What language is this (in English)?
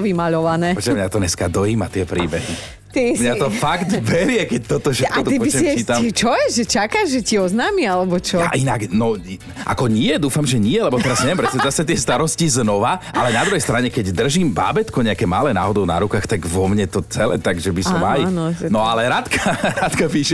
Slovak